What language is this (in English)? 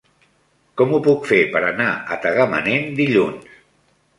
Catalan